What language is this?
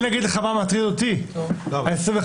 Hebrew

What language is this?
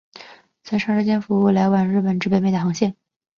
Chinese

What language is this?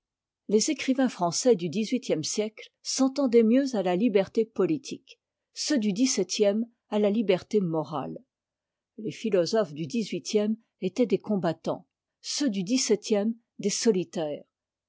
French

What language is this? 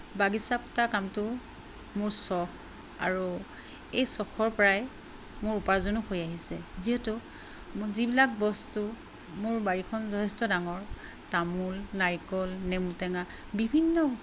Assamese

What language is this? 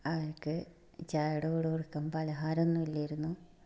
Malayalam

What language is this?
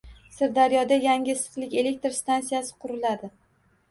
Uzbek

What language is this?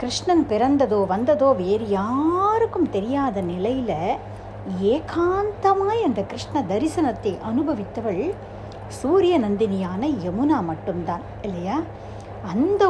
Tamil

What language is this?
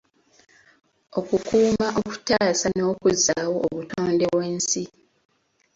Ganda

